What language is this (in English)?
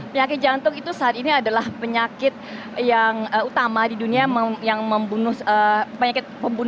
Indonesian